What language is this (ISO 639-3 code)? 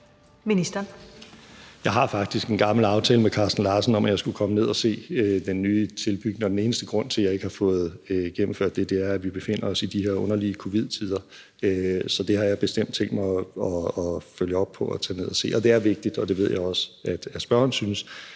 dan